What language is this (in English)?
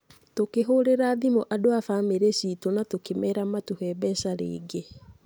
Kikuyu